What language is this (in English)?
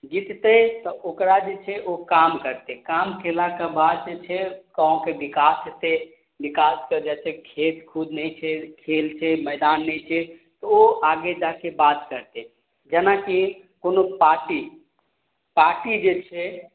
Maithili